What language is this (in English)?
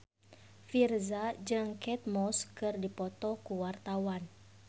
Sundanese